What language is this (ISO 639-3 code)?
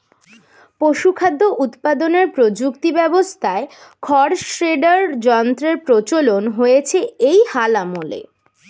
ben